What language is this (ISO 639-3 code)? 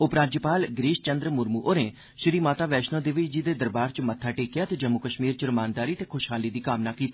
doi